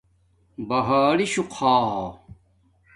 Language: Domaaki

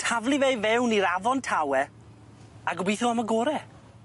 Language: Welsh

